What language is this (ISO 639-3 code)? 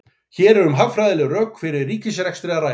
isl